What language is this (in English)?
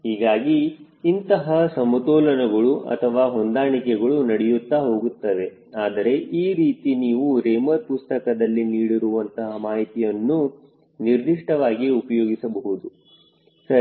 Kannada